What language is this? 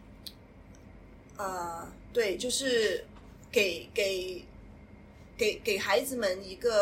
Chinese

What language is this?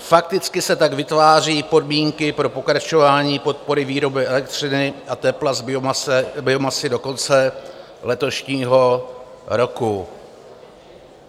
Czech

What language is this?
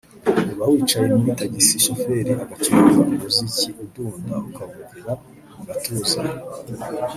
Kinyarwanda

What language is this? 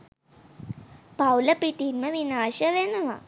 Sinhala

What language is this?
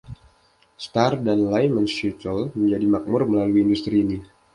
Indonesian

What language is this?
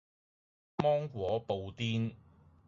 Cantonese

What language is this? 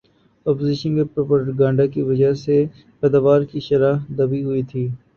Urdu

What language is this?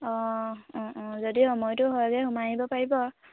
Assamese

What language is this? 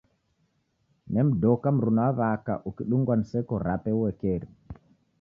Taita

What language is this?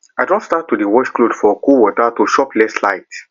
Nigerian Pidgin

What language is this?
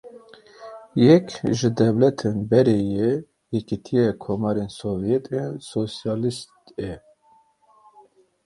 Kurdish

